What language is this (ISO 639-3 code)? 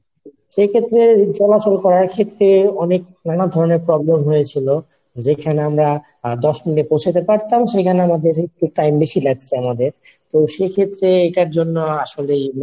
ben